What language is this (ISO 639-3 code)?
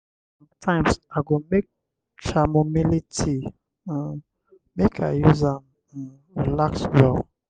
pcm